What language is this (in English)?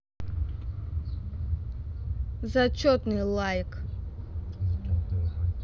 Russian